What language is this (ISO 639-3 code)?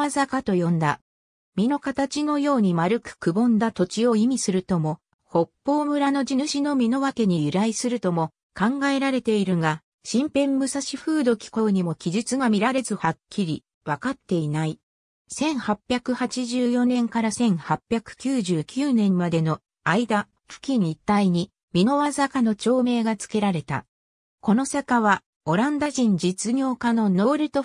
jpn